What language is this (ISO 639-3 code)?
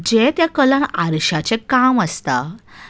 kok